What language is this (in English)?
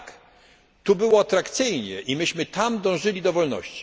Polish